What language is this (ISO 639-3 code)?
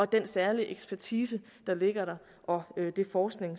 dan